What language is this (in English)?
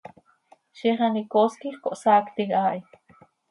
Seri